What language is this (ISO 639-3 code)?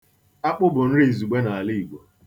ibo